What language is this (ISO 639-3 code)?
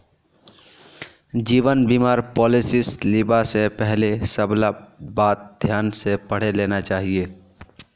mag